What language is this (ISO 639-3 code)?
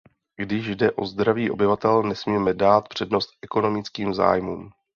ces